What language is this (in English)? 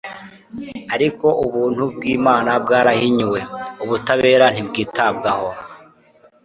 Kinyarwanda